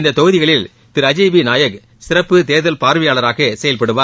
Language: Tamil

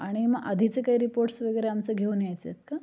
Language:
Marathi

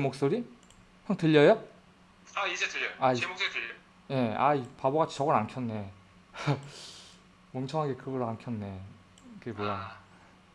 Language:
Korean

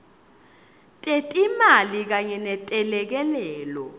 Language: Swati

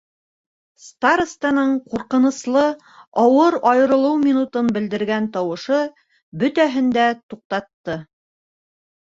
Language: Bashkir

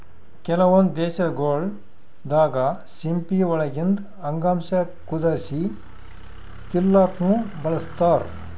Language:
Kannada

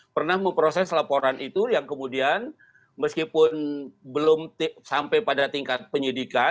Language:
Indonesian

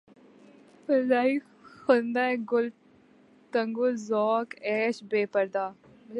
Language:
Urdu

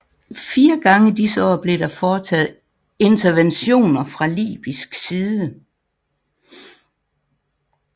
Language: Danish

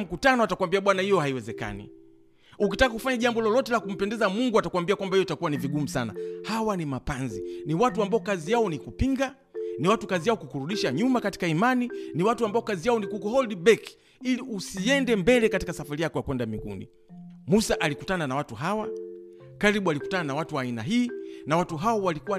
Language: Swahili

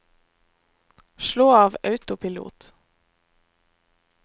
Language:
Norwegian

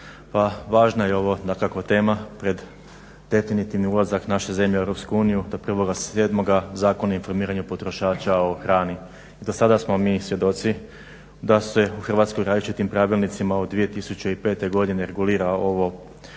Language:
Croatian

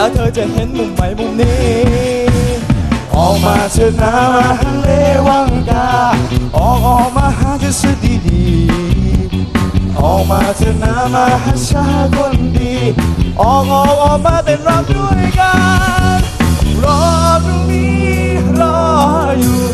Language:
Thai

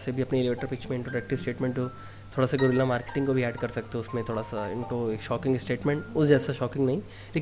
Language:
Hindi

